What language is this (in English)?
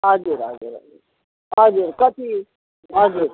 Nepali